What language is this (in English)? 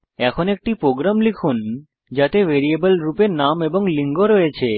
Bangla